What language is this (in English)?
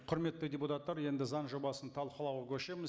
Kazakh